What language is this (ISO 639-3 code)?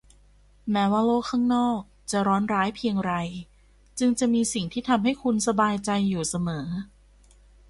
tha